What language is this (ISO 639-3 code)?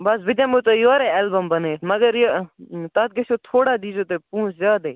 kas